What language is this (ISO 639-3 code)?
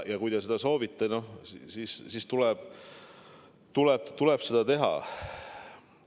est